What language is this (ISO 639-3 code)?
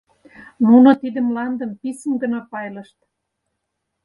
chm